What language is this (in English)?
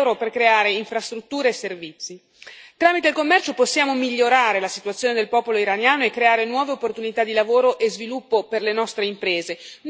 Italian